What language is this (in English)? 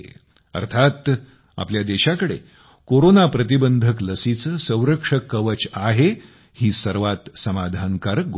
Marathi